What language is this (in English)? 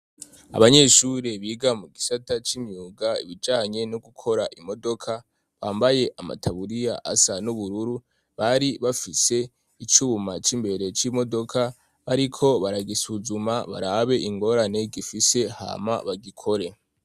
Rundi